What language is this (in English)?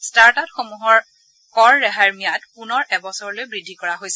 Assamese